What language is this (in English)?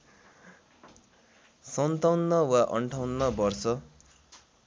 Nepali